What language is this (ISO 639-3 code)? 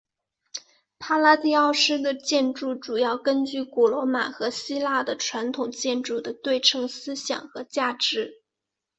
zho